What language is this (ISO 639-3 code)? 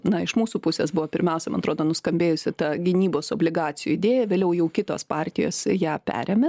lit